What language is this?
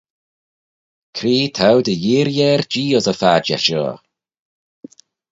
Manx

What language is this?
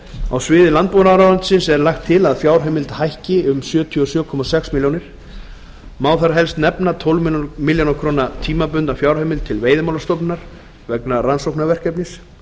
Icelandic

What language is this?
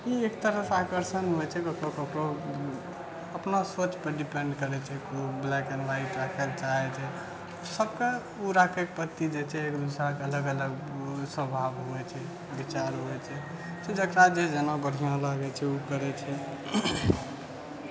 Maithili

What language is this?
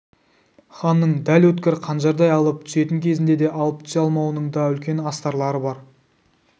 Kazakh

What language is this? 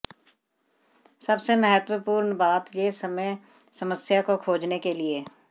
Hindi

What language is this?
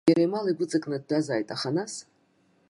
Abkhazian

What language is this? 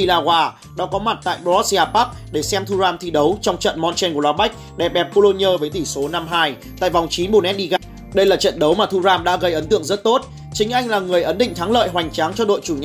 Vietnamese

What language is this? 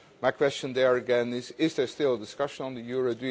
English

